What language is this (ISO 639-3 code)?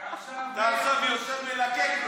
heb